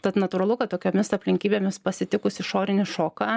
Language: Lithuanian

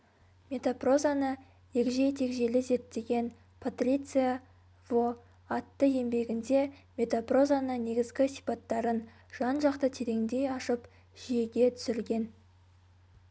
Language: Kazakh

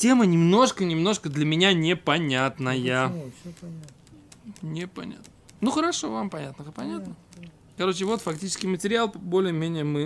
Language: Russian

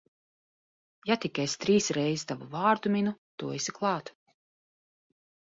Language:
Latvian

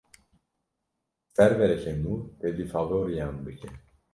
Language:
Kurdish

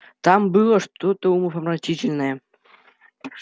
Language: Russian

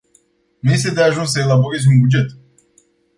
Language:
Romanian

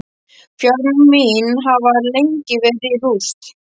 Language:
Icelandic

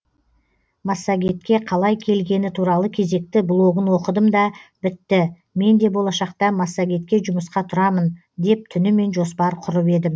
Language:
Kazakh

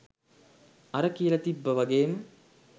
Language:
Sinhala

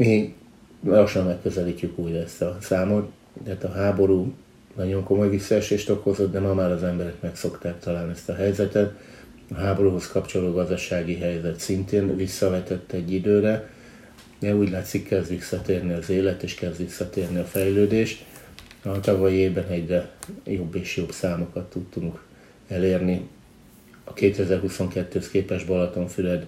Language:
Hungarian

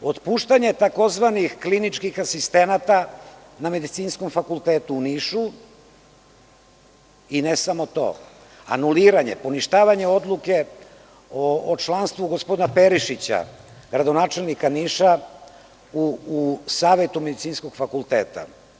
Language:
Serbian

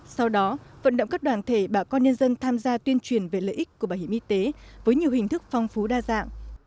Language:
Vietnamese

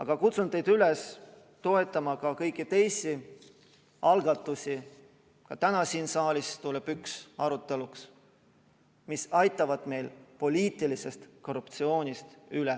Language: Estonian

